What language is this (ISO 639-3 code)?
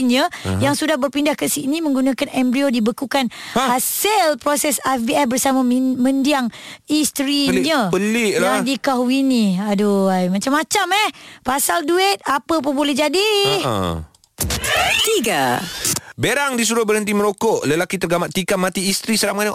msa